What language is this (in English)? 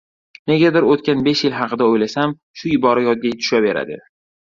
Uzbek